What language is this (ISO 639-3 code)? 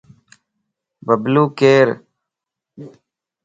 lss